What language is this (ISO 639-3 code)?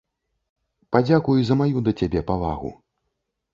bel